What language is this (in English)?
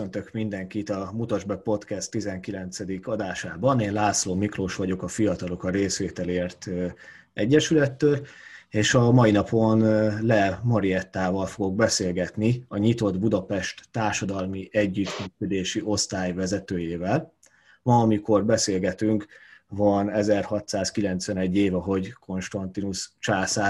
Hungarian